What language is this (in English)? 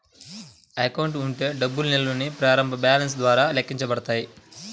Telugu